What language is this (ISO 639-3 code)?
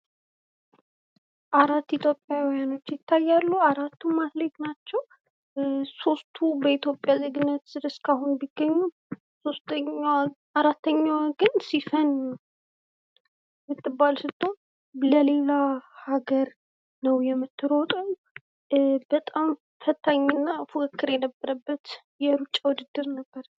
amh